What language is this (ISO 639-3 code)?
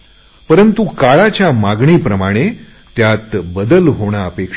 mar